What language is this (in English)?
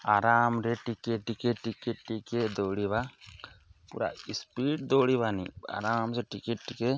Odia